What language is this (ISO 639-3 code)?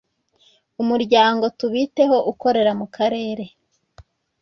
kin